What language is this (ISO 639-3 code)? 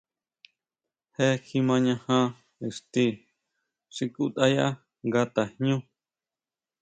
mau